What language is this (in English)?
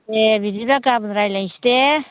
Bodo